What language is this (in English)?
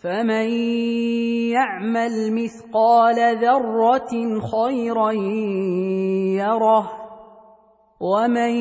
Arabic